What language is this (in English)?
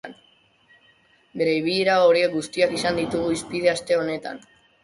Basque